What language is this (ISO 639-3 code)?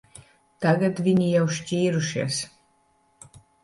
lav